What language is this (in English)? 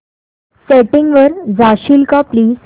Marathi